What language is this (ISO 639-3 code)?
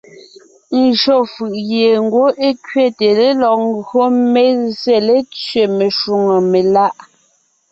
nnh